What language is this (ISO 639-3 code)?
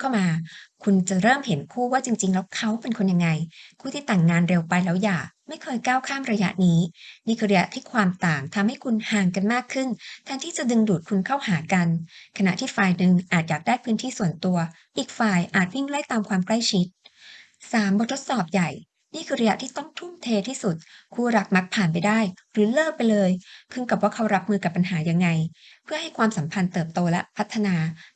tha